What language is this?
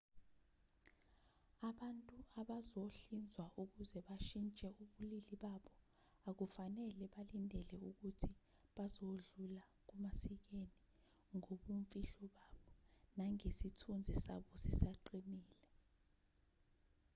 Zulu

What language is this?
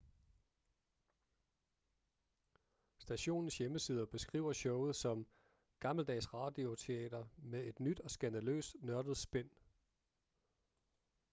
Danish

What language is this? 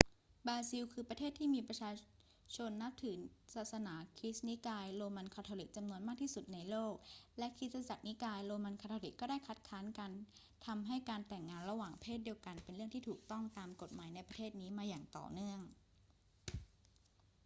Thai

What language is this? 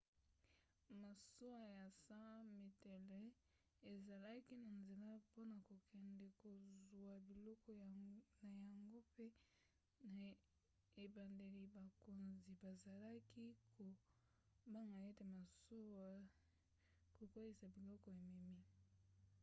Lingala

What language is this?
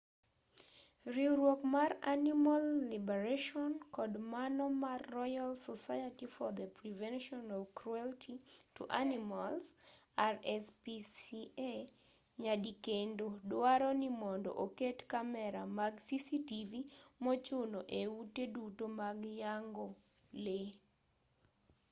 Luo (Kenya and Tanzania)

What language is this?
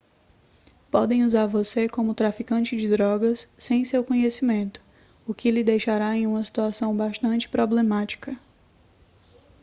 Portuguese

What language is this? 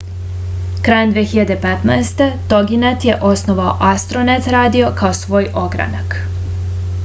Serbian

